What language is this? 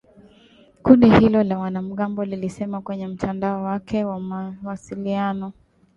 Swahili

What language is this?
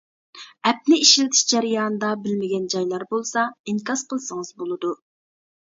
Uyghur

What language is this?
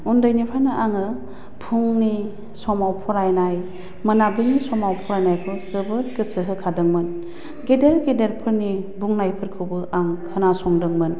Bodo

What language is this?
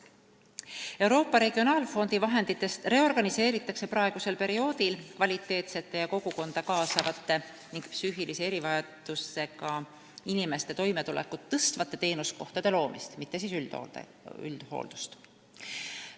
Estonian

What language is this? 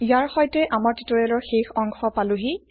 Assamese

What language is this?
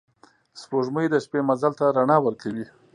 Pashto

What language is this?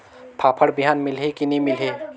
Chhattisgarhi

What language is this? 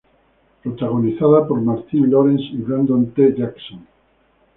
Spanish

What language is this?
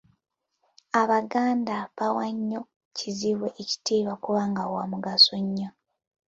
Ganda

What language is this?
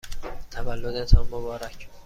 Persian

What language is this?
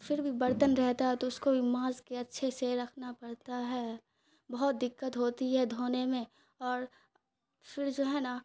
Urdu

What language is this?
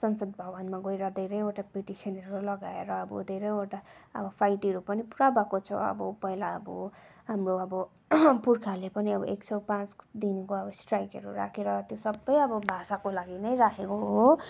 Nepali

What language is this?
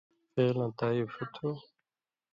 Indus Kohistani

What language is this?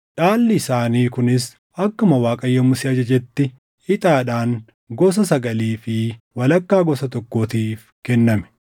Oromo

